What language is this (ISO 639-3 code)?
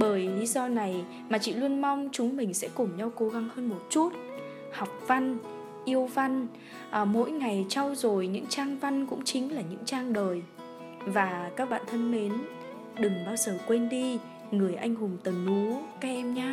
vie